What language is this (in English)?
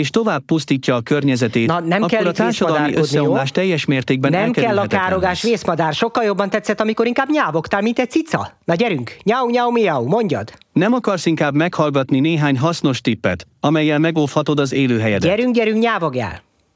Hungarian